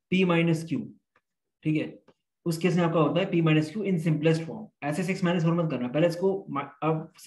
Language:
Hindi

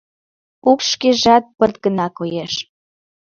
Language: Mari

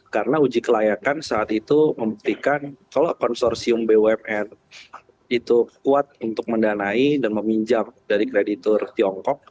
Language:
Indonesian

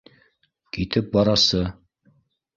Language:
Bashkir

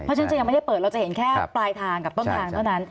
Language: Thai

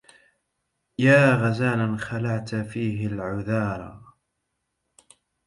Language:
Arabic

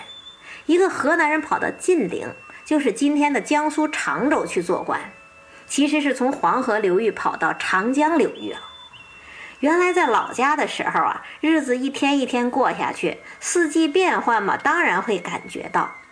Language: Chinese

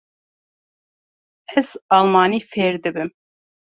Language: Kurdish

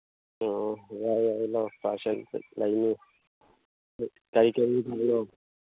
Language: Manipuri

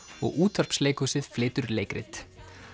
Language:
Icelandic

